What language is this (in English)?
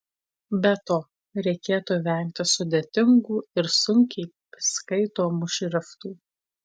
Lithuanian